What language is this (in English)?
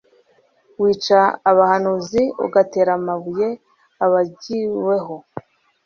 Kinyarwanda